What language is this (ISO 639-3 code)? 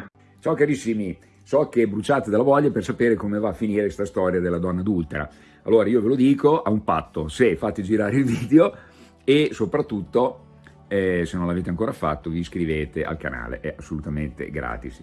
ita